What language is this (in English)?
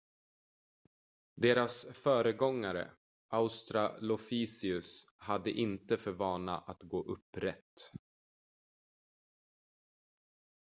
Swedish